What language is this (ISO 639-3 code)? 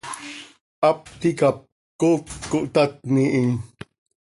sei